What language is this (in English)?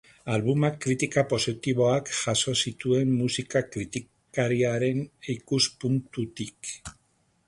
Basque